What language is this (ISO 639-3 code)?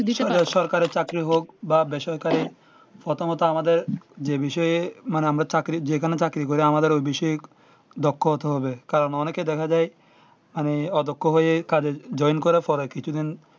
ben